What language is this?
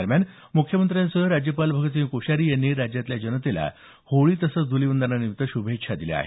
Marathi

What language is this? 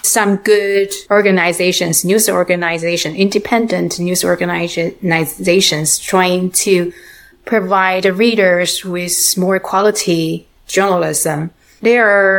English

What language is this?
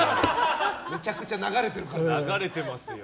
Japanese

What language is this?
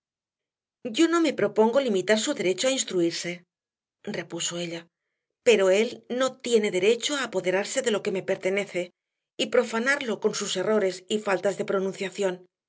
Spanish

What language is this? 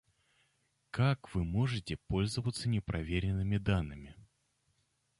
Russian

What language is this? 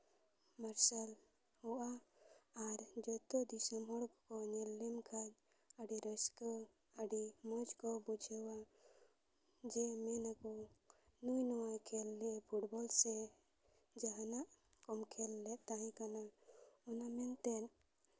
Santali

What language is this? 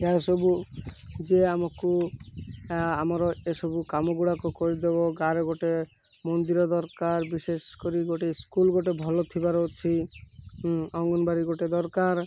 Odia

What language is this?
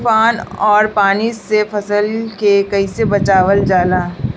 Bhojpuri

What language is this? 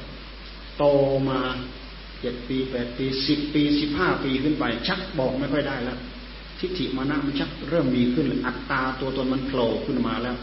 Thai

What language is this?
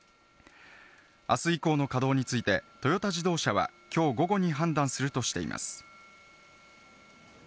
Japanese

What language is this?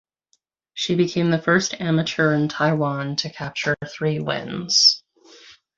English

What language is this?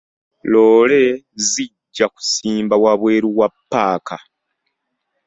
Ganda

